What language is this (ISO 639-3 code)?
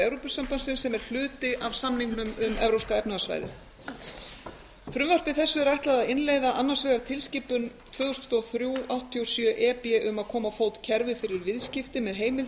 isl